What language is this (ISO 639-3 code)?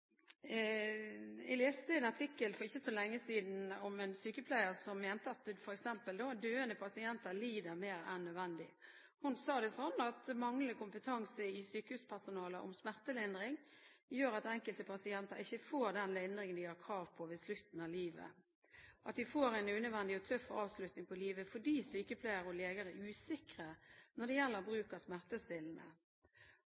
nob